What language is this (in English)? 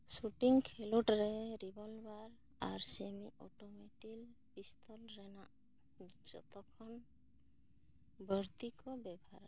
Santali